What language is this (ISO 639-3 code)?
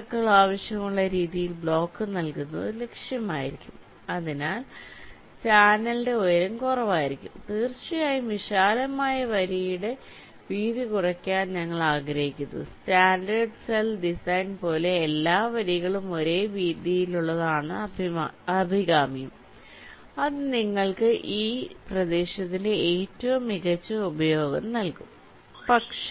mal